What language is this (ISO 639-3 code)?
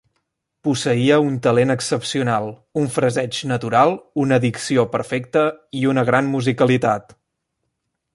cat